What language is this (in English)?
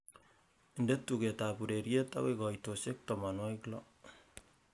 Kalenjin